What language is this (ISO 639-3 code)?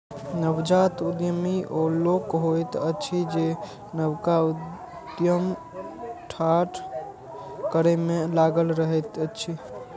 mai